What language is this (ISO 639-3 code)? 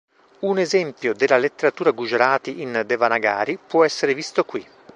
ita